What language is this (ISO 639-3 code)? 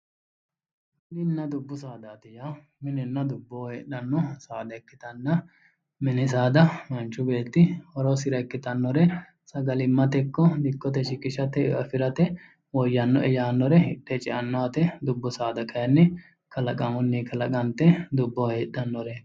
sid